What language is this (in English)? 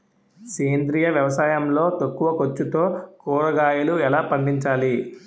Telugu